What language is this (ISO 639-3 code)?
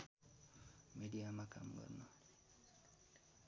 nep